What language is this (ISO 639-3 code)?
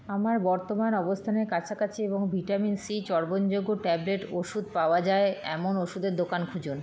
ben